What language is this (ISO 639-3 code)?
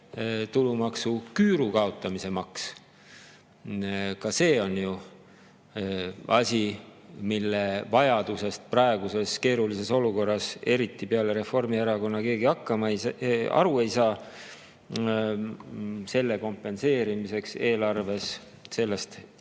est